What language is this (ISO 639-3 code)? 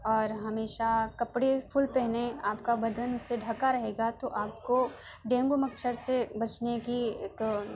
urd